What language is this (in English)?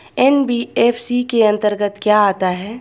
Hindi